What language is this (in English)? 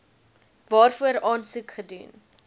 Afrikaans